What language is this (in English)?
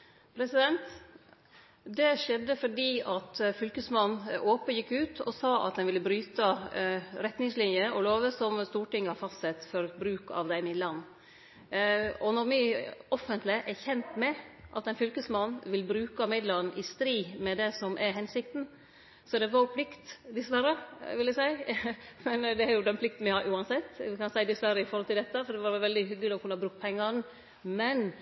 Norwegian Nynorsk